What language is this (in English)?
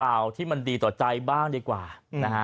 Thai